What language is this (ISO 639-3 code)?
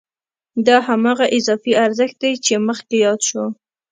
pus